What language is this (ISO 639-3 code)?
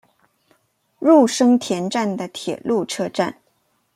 zho